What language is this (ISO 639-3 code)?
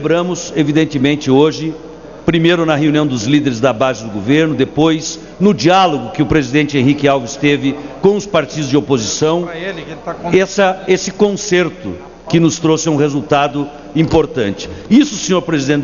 por